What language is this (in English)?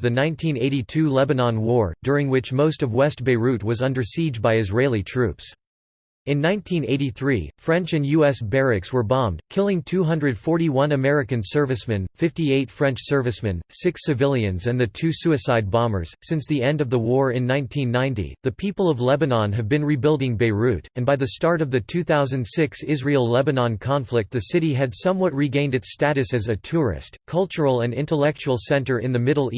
English